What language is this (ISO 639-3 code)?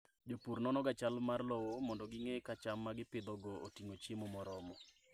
luo